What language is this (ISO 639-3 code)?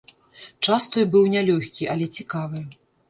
bel